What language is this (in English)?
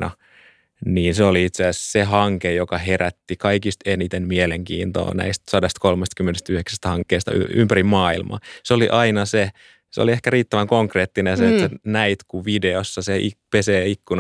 Finnish